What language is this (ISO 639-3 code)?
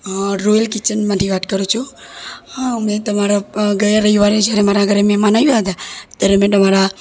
guj